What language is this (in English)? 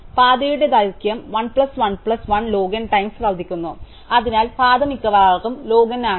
Malayalam